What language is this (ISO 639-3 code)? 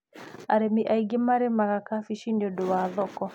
kik